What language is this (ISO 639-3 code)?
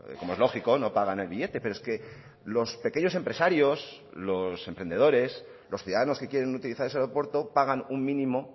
spa